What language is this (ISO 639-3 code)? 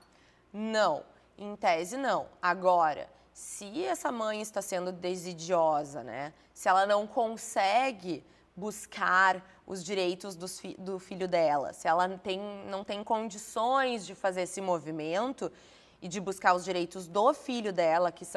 por